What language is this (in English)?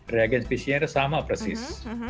Indonesian